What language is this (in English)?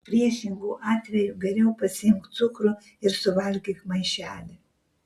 Lithuanian